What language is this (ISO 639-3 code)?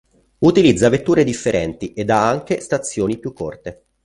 ita